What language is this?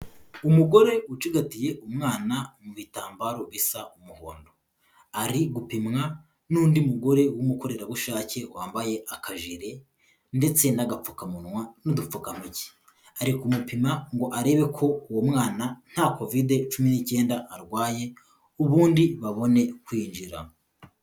Kinyarwanda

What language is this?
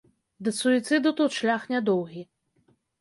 Belarusian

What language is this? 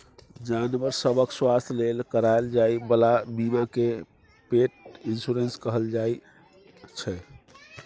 Maithili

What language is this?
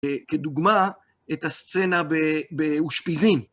Hebrew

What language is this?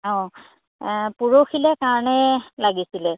Assamese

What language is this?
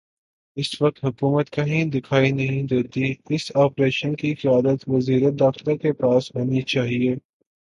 Urdu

